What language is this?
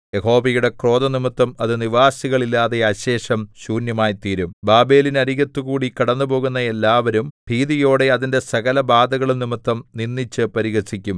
Malayalam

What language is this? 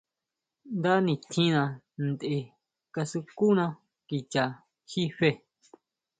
Huautla Mazatec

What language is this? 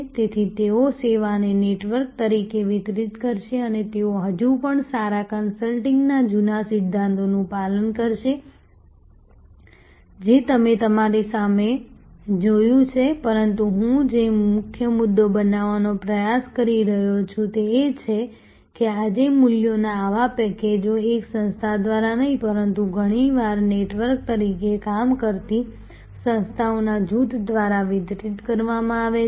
Gujarati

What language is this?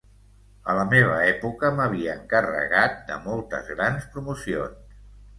Catalan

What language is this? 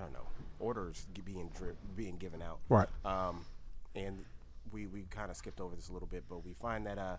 English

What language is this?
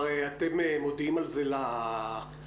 Hebrew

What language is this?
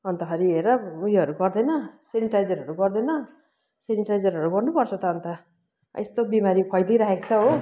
Nepali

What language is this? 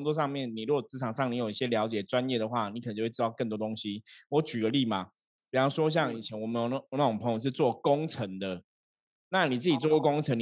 Chinese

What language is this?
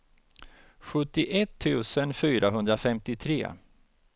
Swedish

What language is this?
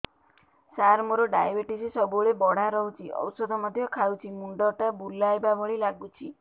Odia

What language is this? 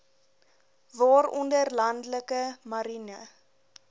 Afrikaans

